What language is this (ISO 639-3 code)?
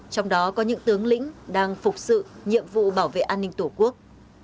vie